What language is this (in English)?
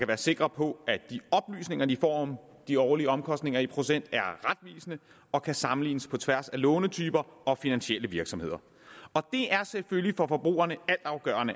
Danish